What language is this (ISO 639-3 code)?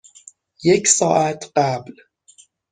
fas